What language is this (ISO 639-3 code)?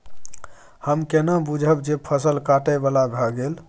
mai